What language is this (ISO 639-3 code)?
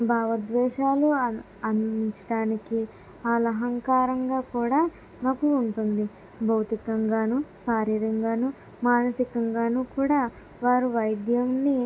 tel